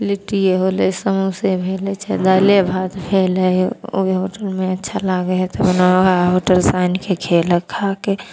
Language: Maithili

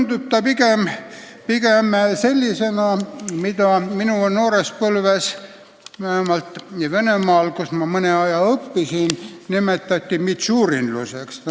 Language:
Estonian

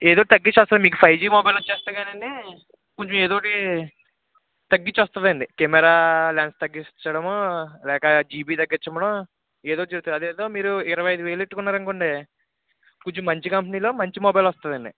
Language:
Telugu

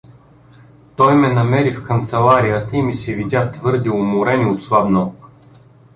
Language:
Bulgarian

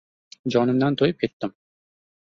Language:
Uzbek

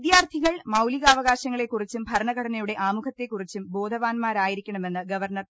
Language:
Malayalam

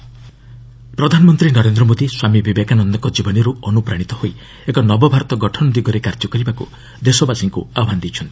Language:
Odia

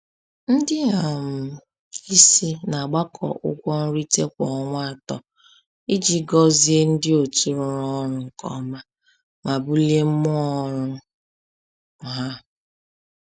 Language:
Igbo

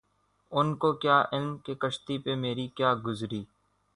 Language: Urdu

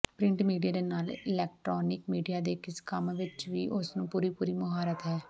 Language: Punjabi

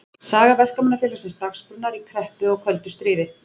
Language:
Icelandic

